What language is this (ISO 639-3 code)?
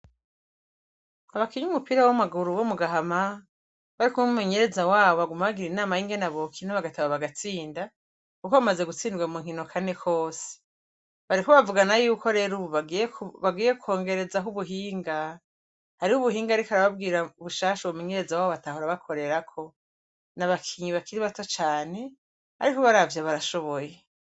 run